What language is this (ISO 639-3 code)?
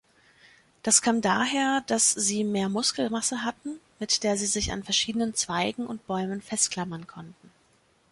deu